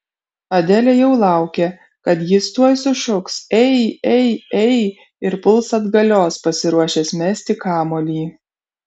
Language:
Lithuanian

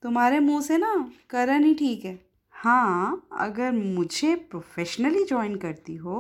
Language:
Hindi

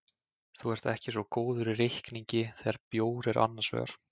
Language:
Icelandic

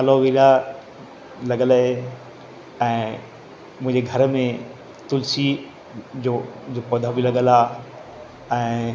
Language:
Sindhi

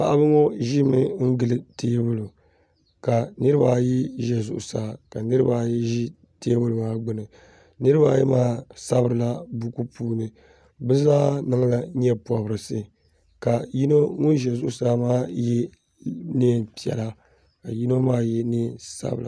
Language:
Dagbani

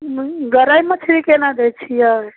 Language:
Maithili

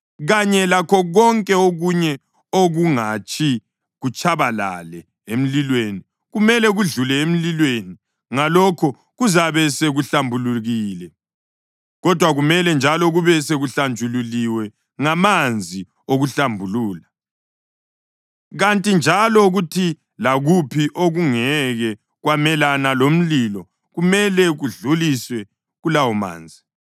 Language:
North Ndebele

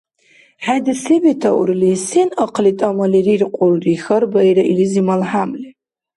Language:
Dargwa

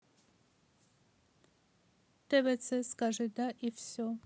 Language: Russian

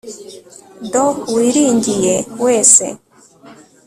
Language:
Kinyarwanda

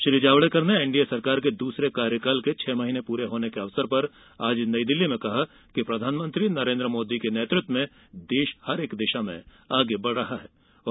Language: Hindi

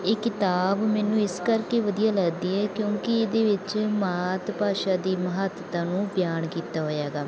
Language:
Punjabi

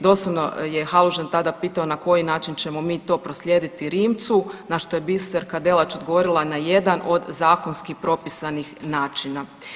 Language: Croatian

